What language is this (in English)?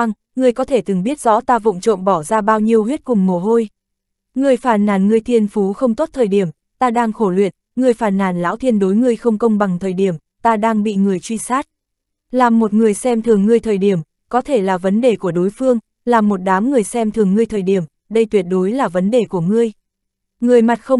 Vietnamese